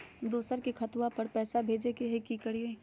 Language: Magahi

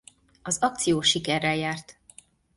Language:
Hungarian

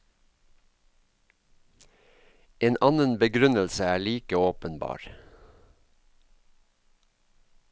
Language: Norwegian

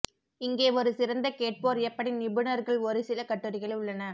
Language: Tamil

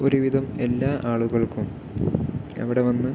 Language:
Malayalam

